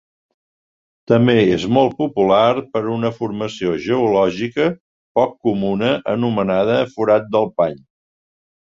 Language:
Catalan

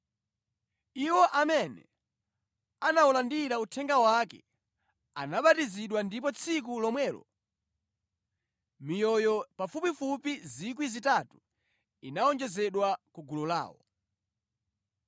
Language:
Nyanja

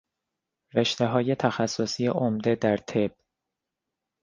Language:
Persian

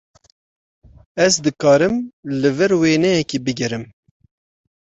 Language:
Kurdish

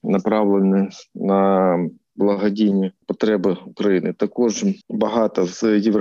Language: Ukrainian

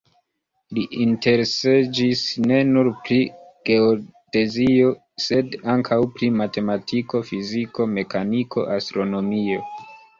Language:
Esperanto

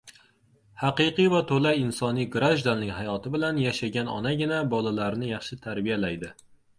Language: Uzbek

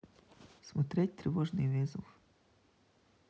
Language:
Russian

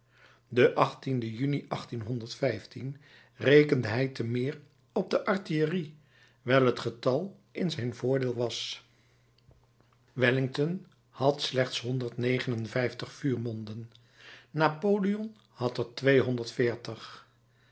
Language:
Dutch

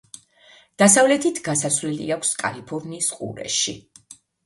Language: Georgian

